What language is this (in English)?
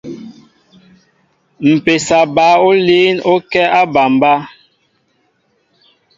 Mbo (Cameroon)